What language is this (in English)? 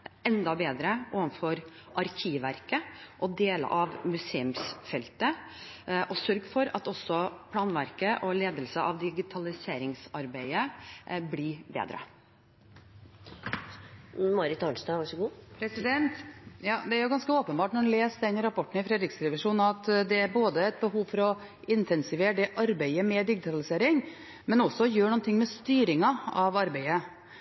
Norwegian Bokmål